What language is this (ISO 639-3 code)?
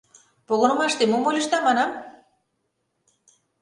chm